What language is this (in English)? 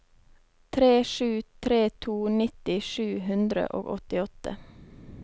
Norwegian